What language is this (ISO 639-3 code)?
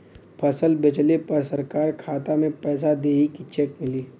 bho